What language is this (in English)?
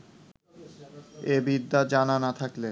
Bangla